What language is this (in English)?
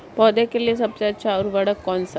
Hindi